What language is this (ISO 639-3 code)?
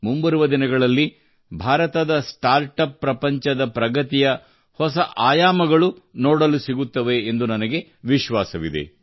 kan